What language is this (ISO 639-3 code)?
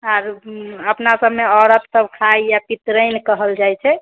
mai